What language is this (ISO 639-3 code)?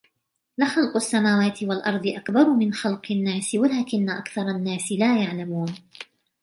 ara